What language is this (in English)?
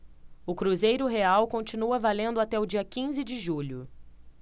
Portuguese